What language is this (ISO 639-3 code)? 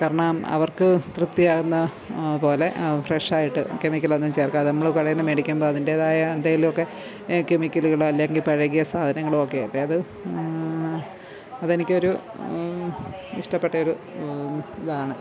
mal